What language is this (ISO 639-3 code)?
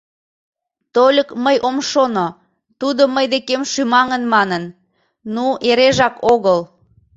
chm